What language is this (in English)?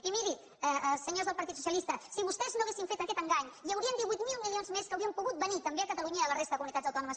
Catalan